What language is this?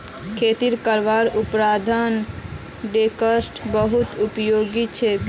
Magahi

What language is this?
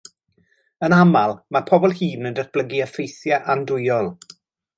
Welsh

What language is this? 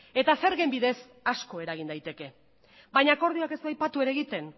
Basque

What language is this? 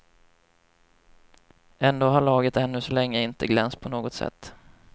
Swedish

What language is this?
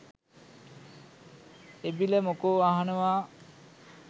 Sinhala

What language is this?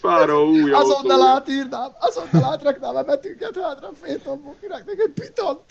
Hungarian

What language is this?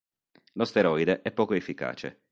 Italian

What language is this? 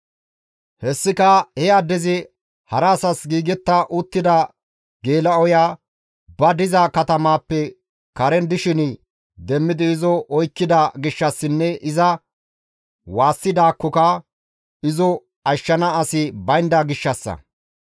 Gamo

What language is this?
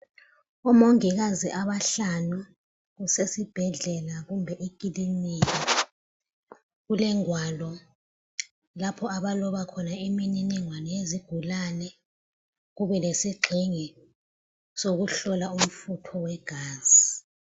North Ndebele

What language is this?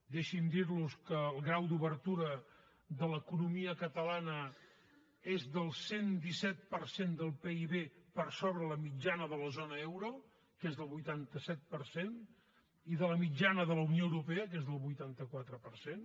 Catalan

